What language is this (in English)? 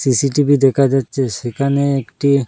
Bangla